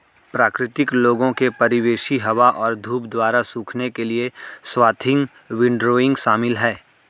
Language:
Hindi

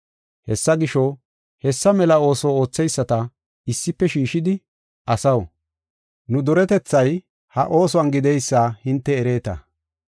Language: Gofa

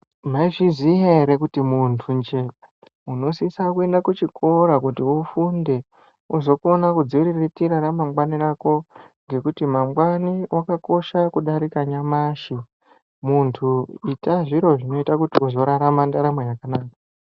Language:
Ndau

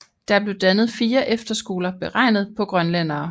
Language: Danish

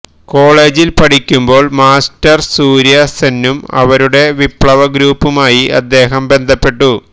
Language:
Malayalam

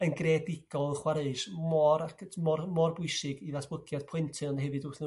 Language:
Welsh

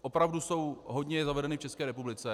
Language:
Czech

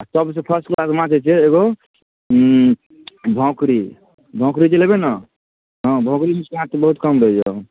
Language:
Maithili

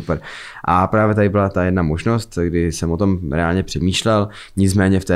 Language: Czech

